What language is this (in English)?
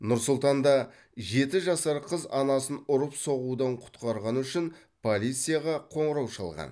Kazakh